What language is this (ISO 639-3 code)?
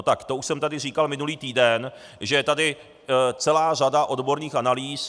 ces